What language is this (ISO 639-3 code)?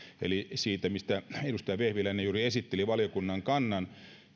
fin